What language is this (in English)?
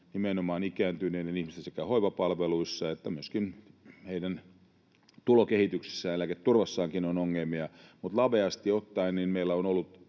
Finnish